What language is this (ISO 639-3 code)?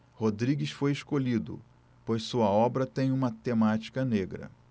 por